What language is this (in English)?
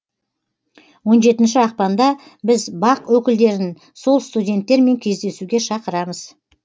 Kazakh